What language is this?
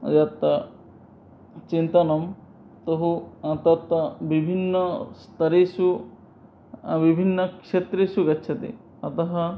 Sanskrit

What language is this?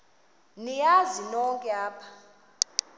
Xhosa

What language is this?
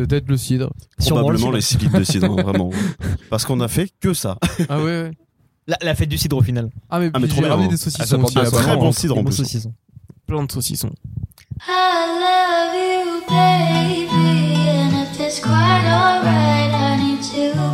French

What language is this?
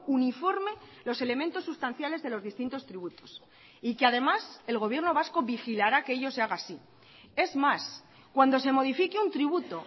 Spanish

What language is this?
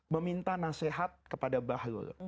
Indonesian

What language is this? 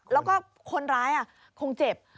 Thai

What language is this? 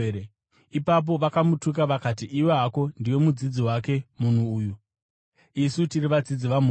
Shona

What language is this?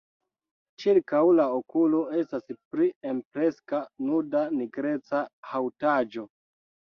Esperanto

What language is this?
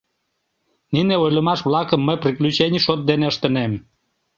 Mari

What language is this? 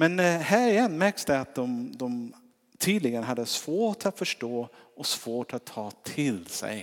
Swedish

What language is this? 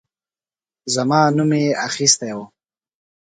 Pashto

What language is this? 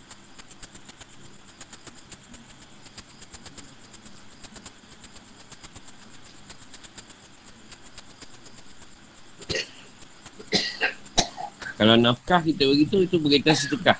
Malay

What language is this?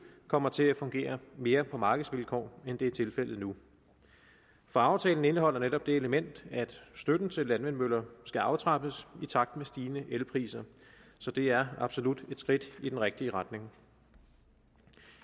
Danish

